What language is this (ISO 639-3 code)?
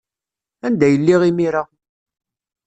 kab